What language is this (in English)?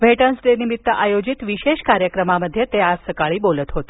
Marathi